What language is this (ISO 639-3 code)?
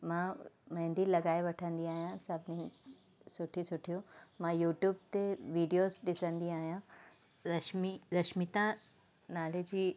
snd